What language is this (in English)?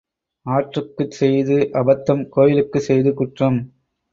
Tamil